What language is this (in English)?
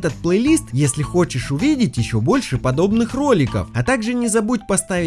Russian